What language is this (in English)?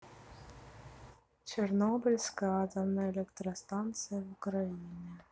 Russian